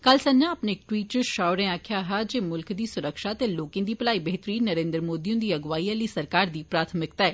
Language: Dogri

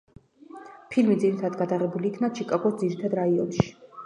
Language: Georgian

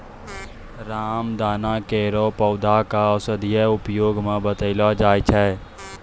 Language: Maithili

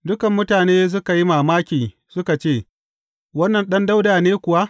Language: Hausa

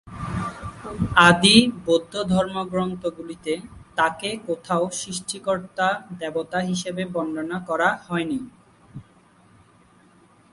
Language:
Bangla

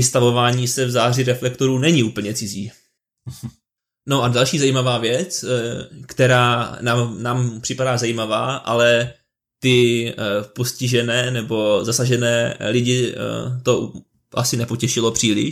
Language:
Czech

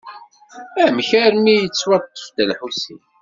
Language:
Kabyle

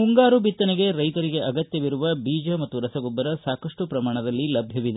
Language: Kannada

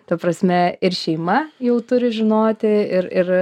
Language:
Lithuanian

